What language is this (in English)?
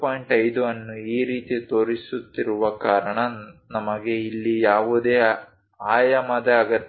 Kannada